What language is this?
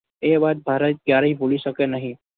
Gujarati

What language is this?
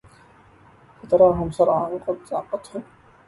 Arabic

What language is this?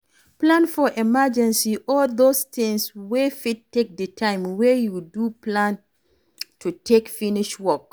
Nigerian Pidgin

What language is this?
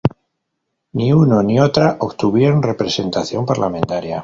Spanish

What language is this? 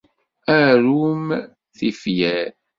Kabyle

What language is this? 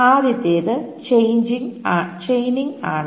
Malayalam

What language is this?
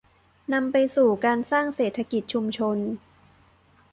Thai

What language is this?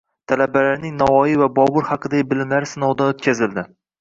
Uzbek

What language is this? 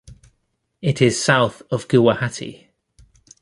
English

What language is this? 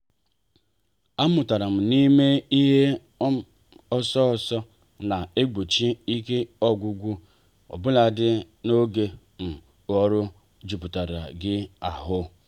Igbo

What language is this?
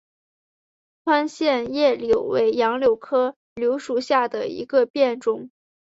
Chinese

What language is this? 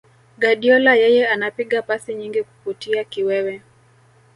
Swahili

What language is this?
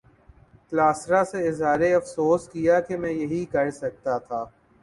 Urdu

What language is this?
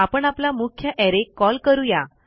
Marathi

